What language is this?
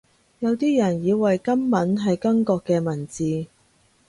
Cantonese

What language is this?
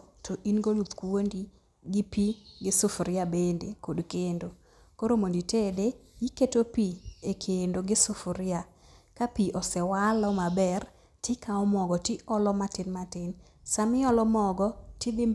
Luo (Kenya and Tanzania)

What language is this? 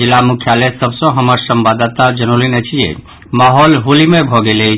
Maithili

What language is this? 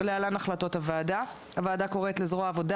Hebrew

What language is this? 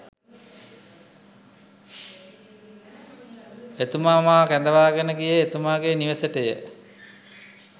Sinhala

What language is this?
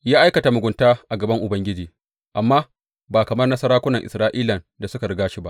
Hausa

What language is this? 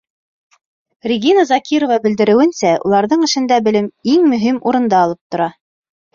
Bashkir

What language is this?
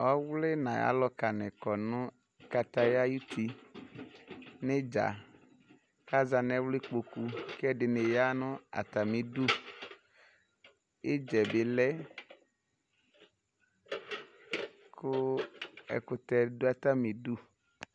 Ikposo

